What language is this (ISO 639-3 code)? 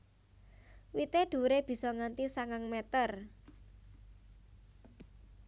jav